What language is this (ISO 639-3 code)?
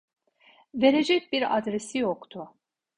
tur